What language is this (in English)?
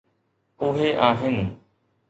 Sindhi